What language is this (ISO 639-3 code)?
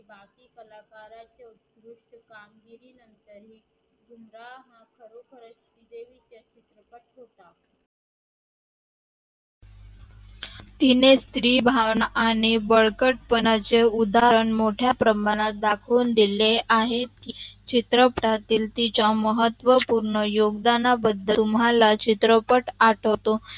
mar